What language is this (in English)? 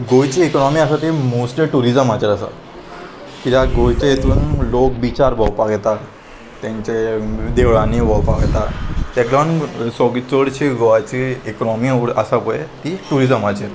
Konkani